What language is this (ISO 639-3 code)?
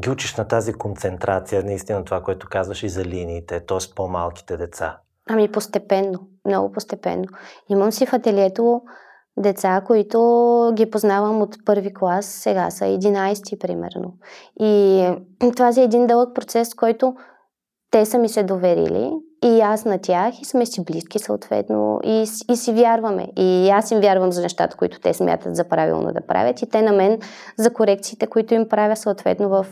bul